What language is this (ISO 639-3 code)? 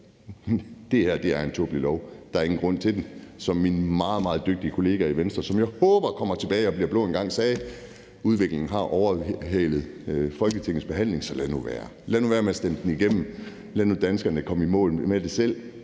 dan